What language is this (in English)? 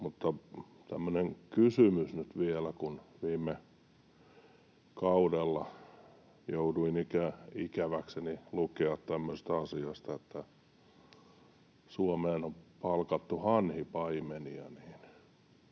Finnish